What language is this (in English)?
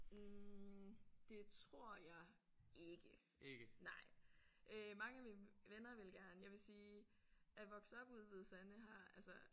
Danish